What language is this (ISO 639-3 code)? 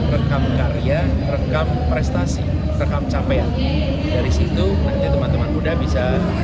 ind